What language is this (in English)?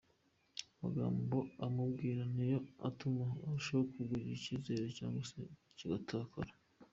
Kinyarwanda